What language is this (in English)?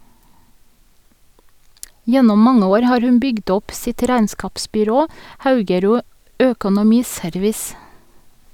Norwegian